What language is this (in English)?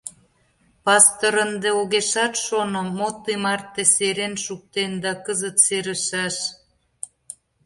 Mari